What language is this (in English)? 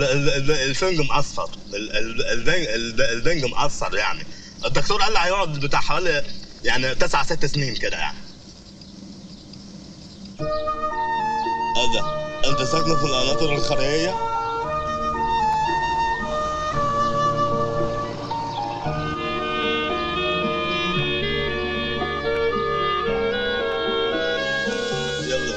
Arabic